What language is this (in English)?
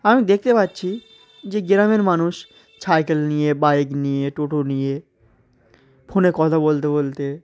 Bangla